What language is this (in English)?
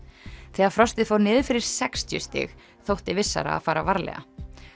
Icelandic